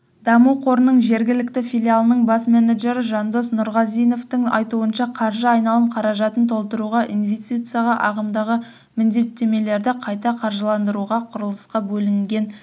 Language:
Kazakh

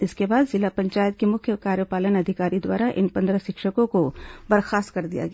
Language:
Hindi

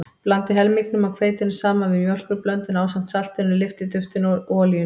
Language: Icelandic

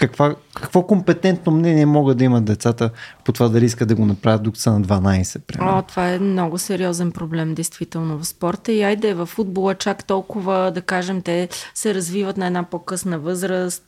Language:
Bulgarian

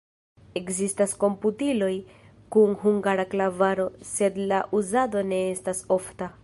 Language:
Esperanto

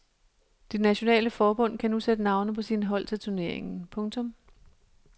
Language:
Danish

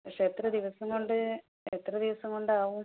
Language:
Malayalam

